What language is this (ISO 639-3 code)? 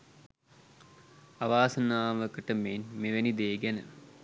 sin